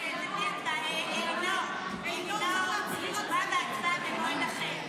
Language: Hebrew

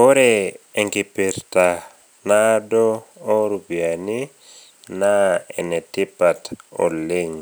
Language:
Masai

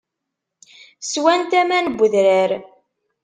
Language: Kabyle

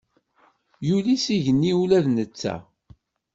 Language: Kabyle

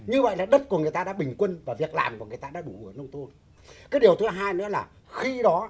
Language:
Vietnamese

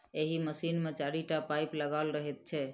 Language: Maithili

